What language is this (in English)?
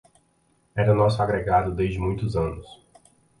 Portuguese